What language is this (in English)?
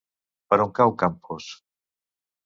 Catalan